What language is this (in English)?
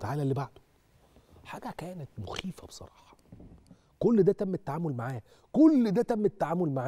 Arabic